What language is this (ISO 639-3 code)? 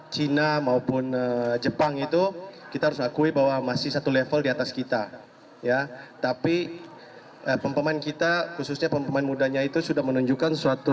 ind